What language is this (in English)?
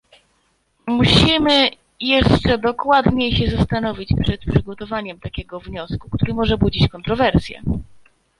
Polish